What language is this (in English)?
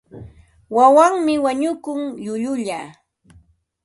Ambo-Pasco Quechua